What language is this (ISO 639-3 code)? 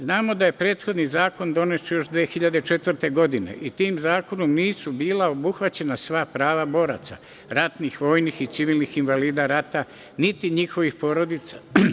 srp